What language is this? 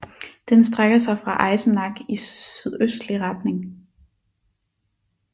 Danish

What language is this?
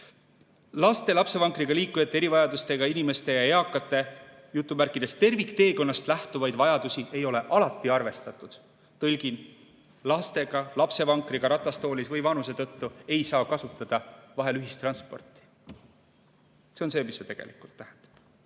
Estonian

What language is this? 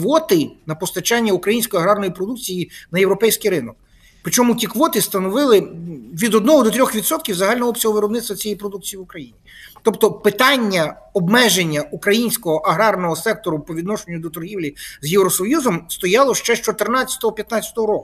Ukrainian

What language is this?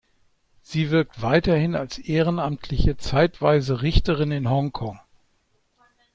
German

